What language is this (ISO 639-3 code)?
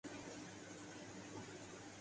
urd